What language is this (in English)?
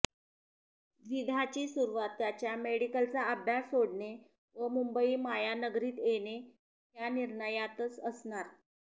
Marathi